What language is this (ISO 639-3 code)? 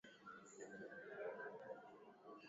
swa